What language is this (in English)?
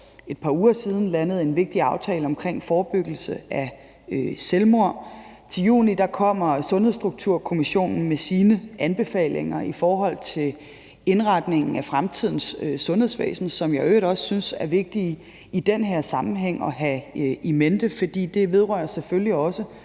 Danish